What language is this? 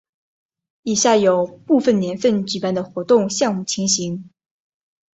Chinese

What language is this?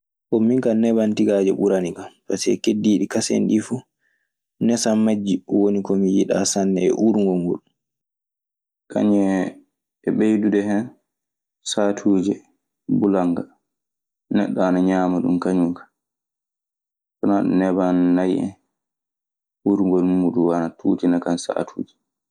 Maasina Fulfulde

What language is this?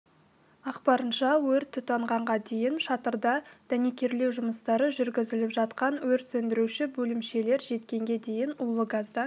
Kazakh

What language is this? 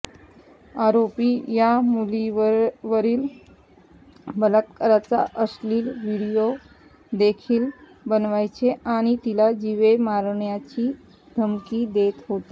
Marathi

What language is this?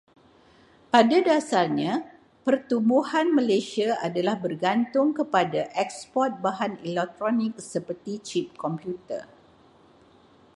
Malay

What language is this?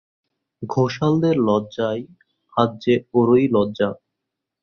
Bangla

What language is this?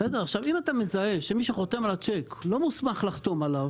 Hebrew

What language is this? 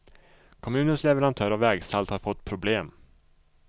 Swedish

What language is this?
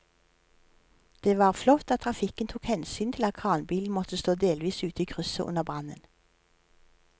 Norwegian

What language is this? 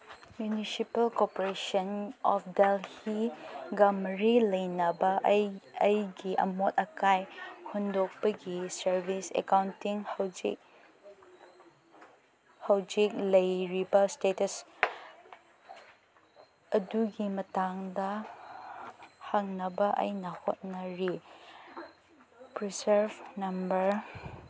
Manipuri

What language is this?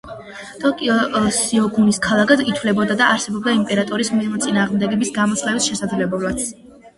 Georgian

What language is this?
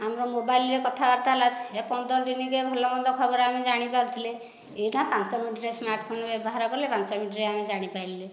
Odia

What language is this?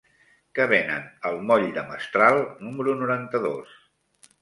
Catalan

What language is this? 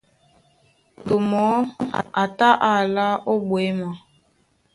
Duala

